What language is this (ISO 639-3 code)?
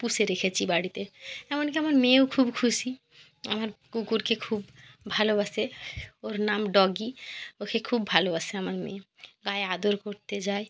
ben